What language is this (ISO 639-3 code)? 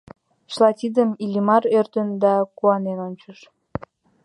chm